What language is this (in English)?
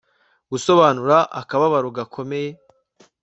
Kinyarwanda